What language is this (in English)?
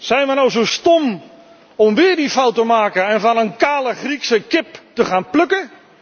Dutch